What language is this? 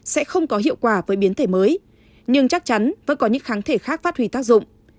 Vietnamese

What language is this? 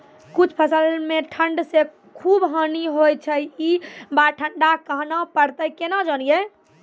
Maithili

